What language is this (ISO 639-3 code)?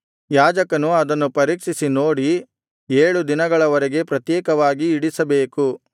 kan